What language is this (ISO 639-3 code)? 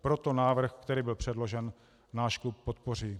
ces